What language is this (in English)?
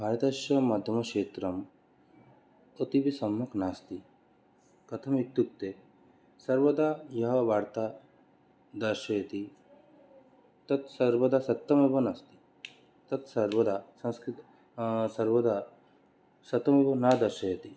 Sanskrit